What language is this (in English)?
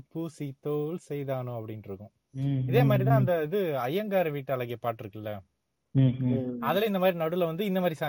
Tamil